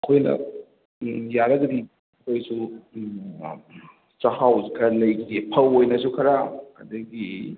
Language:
Manipuri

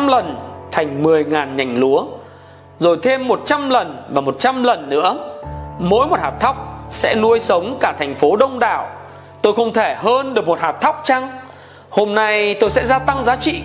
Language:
Vietnamese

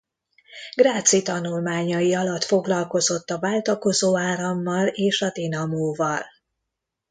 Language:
Hungarian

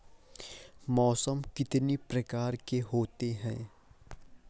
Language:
Hindi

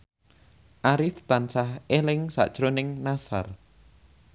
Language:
Javanese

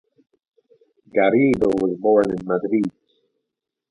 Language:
English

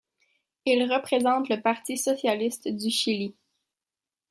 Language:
French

